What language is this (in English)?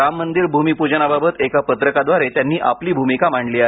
Marathi